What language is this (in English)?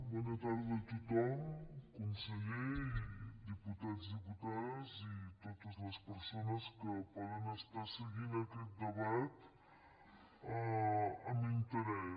Catalan